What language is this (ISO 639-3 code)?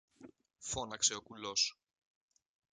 ell